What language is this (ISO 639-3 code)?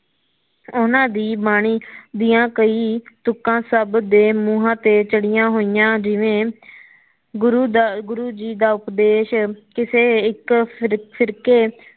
pan